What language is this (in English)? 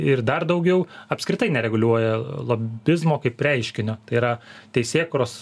Lithuanian